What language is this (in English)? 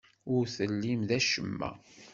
Kabyle